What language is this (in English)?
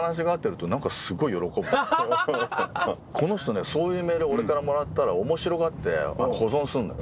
Japanese